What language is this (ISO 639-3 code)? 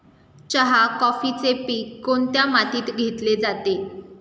mar